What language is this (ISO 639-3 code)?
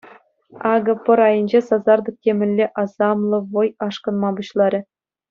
chv